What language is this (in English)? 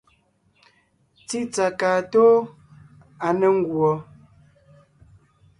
Ngiemboon